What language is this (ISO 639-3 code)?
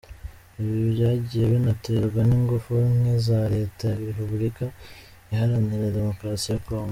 kin